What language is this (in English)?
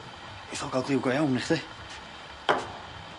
Welsh